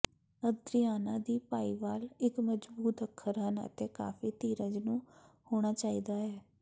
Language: Punjabi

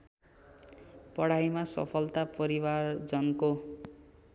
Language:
Nepali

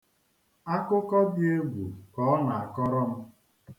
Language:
Igbo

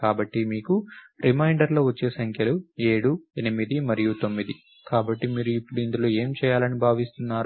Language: Telugu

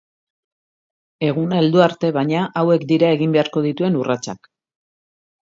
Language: Basque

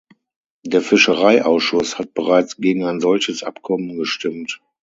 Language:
German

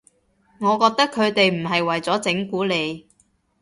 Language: Cantonese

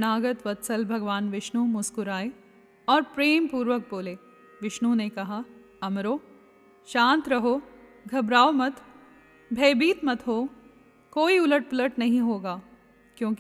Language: Hindi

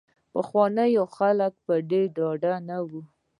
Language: Pashto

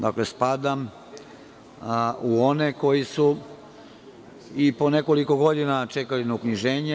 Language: Serbian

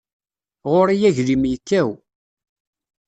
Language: Kabyle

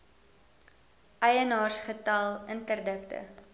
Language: Afrikaans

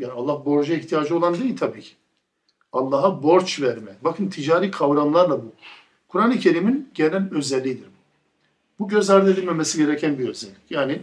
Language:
Turkish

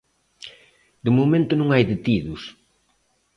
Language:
Galician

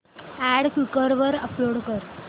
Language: Marathi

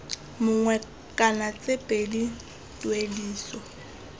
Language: Tswana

